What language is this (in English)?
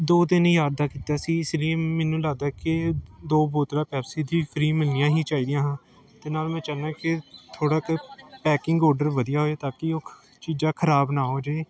Punjabi